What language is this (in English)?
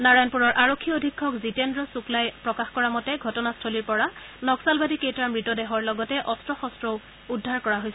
Assamese